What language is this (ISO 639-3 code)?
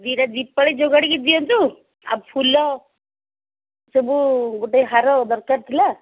ori